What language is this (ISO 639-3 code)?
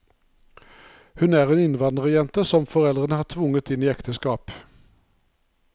nor